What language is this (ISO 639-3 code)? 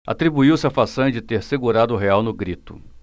por